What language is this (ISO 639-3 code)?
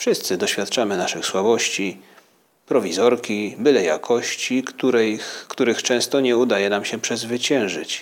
pol